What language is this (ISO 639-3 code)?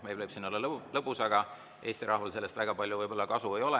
est